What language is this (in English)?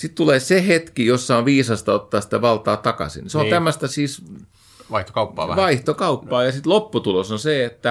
Finnish